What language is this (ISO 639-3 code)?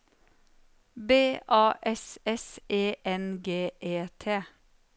nor